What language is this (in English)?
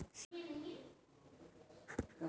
Chhattisgarhi